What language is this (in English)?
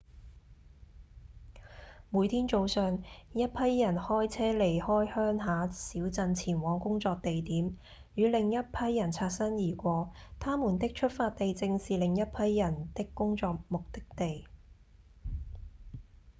Cantonese